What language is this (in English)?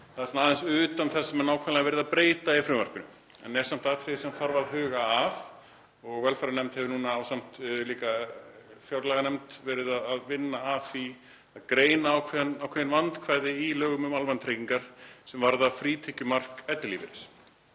Icelandic